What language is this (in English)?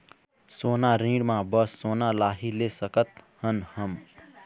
Chhattisgarhi